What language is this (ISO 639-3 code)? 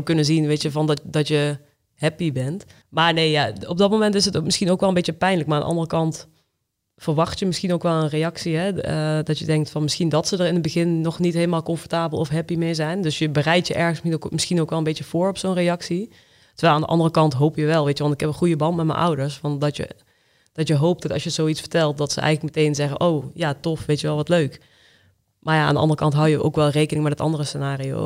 nld